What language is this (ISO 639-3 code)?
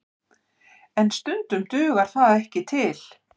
isl